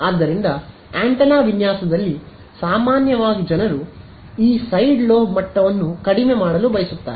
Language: Kannada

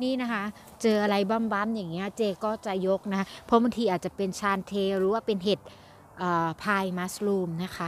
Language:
Thai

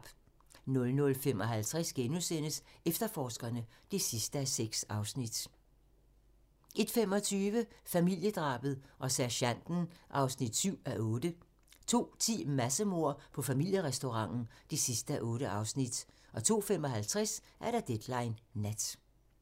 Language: Danish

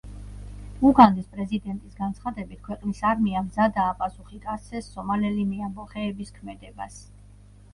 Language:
Georgian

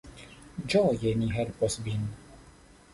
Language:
Esperanto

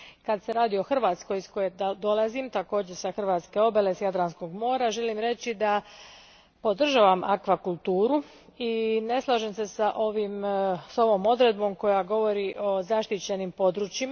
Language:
Croatian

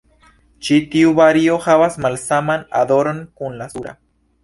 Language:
Esperanto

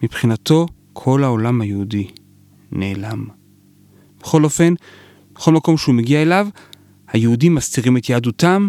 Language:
Hebrew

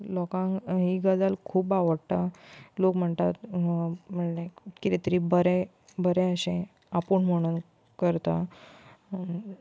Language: Konkani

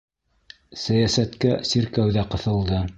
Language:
Bashkir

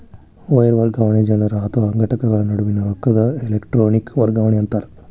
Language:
Kannada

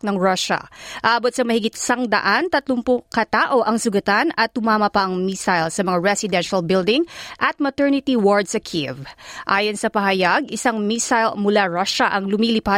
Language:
Filipino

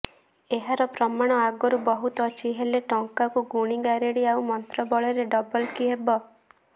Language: Odia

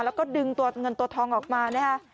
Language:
Thai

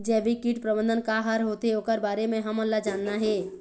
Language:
Chhattisgarhi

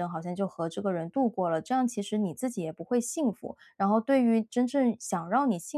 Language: Chinese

